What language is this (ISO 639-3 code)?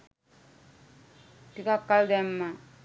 sin